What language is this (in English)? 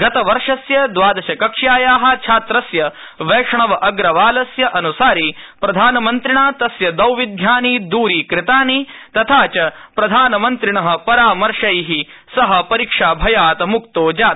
Sanskrit